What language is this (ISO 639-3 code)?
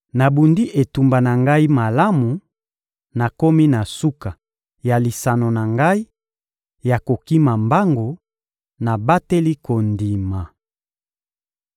lin